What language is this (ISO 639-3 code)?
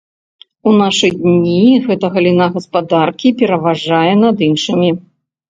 bel